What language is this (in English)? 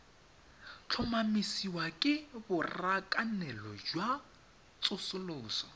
Tswana